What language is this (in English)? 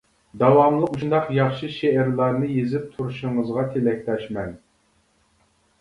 Uyghur